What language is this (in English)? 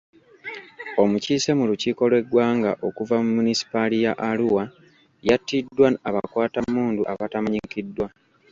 Ganda